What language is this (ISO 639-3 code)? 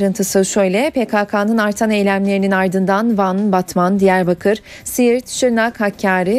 tur